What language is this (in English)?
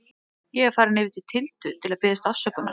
Icelandic